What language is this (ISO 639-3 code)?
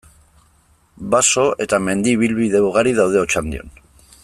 eus